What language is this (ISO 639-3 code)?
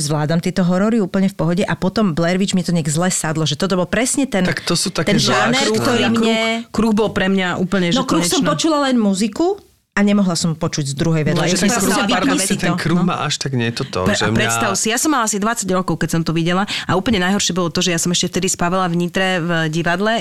slk